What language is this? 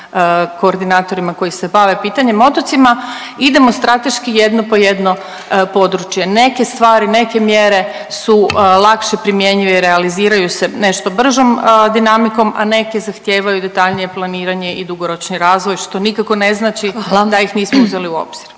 Croatian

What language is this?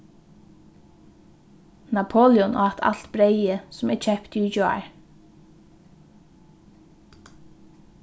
Faroese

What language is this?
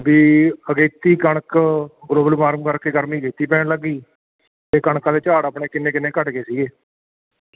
Punjabi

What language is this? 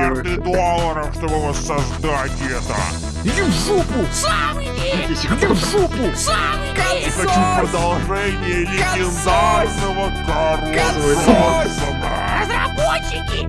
Russian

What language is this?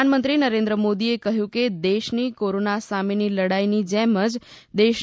Gujarati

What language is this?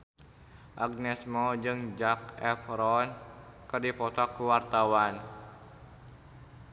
Sundanese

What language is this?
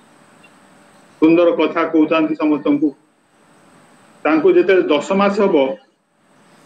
Romanian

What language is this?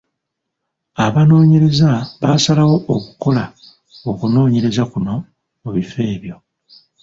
Ganda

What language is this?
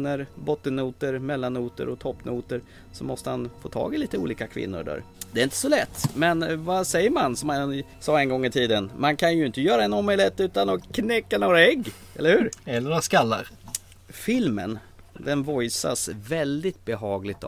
Swedish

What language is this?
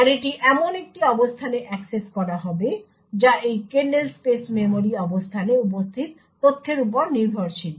Bangla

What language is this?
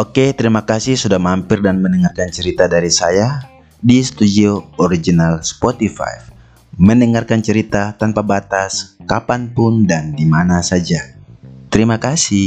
Indonesian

